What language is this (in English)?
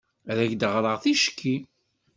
Kabyle